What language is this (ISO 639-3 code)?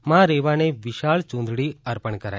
guj